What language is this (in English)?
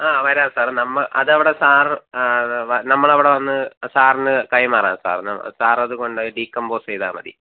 Malayalam